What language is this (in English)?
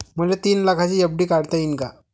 Marathi